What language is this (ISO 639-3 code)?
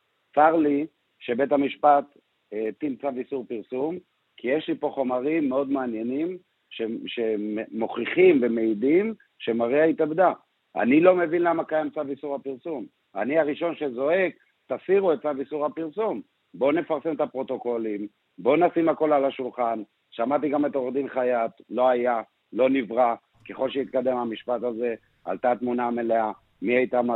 heb